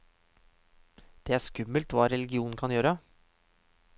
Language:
Norwegian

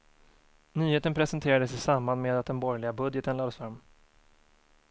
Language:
Swedish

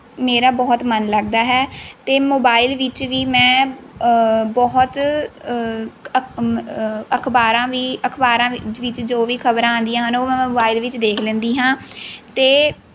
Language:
Punjabi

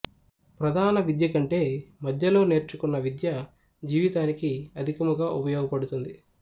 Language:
Telugu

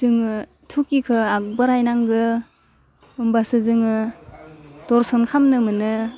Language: Bodo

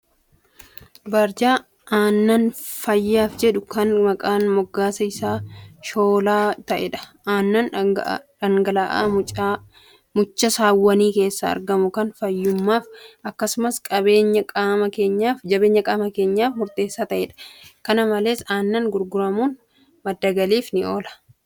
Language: Oromo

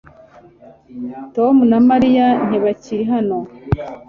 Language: Kinyarwanda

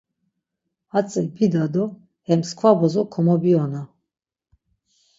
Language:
Laz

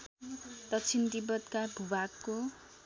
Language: Nepali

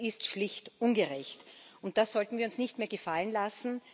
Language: German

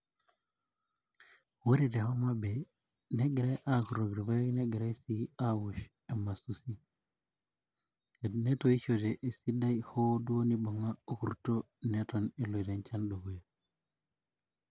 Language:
Masai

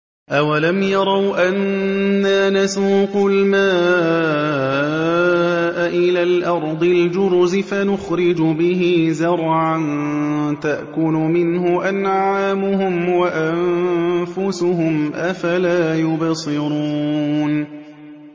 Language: Arabic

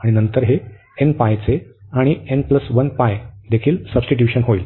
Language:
Marathi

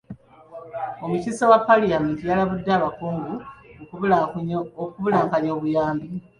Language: Ganda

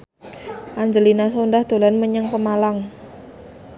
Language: Javanese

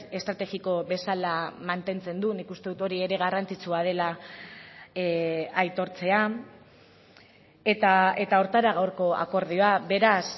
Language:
Basque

